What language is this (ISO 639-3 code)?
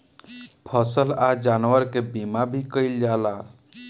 bho